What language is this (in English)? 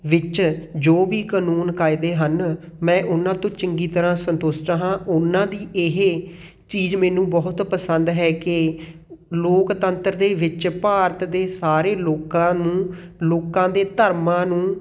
Punjabi